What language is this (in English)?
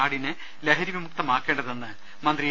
Malayalam